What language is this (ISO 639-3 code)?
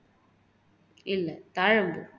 tam